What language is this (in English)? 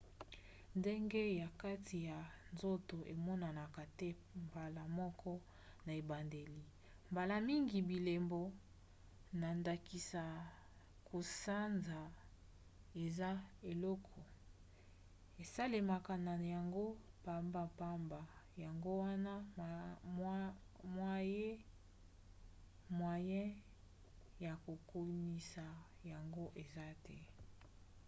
Lingala